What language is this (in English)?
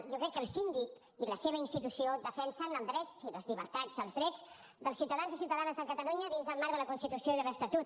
Catalan